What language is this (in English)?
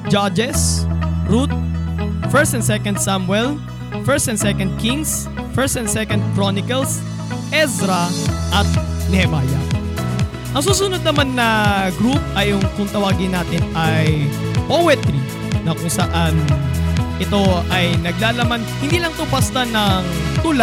Filipino